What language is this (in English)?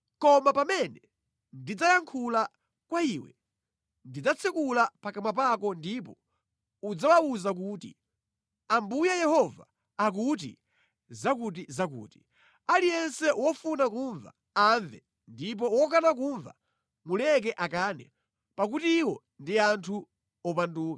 Nyanja